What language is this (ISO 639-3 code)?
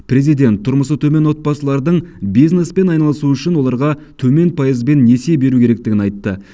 kaz